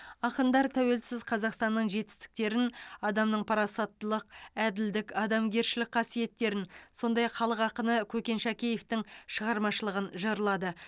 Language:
Kazakh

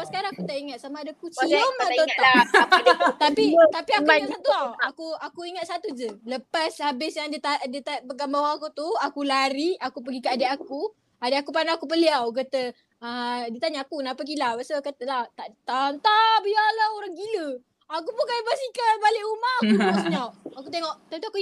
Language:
Malay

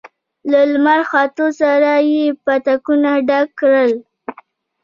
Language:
Pashto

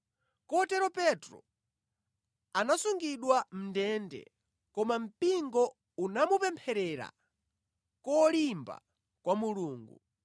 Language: Nyanja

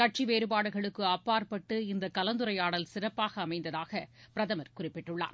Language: Tamil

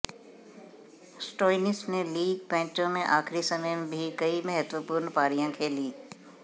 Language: Hindi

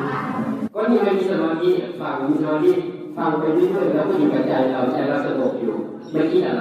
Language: Thai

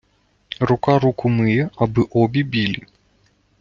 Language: Ukrainian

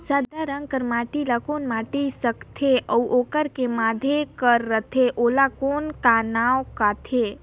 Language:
Chhattisgarhi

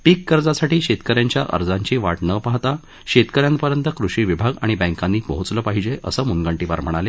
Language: Marathi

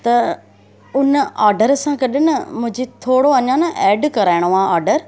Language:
Sindhi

